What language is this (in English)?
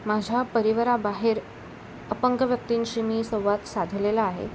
Marathi